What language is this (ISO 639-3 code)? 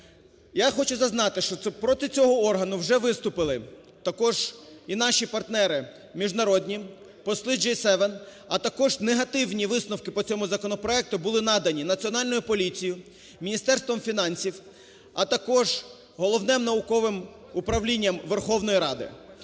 ukr